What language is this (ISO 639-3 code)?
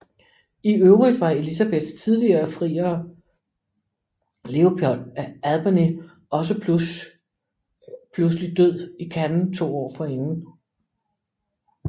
dan